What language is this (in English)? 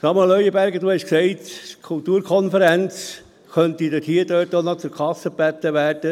Swiss German